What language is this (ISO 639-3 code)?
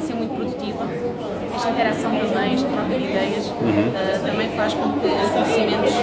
por